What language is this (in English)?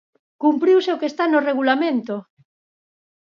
Galician